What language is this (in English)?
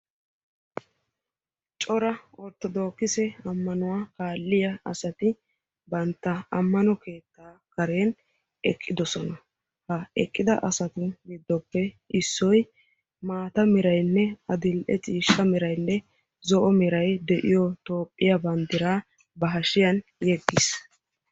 Wolaytta